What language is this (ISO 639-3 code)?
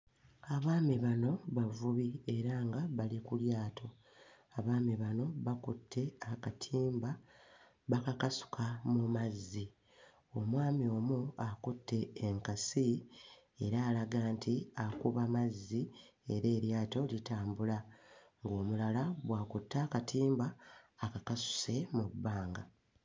lug